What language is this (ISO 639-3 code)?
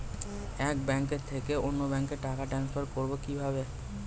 ben